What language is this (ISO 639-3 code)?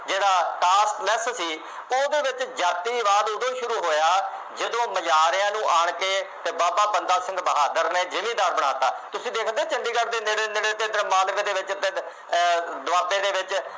pan